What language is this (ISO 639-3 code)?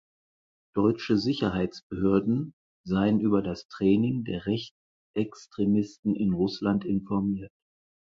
deu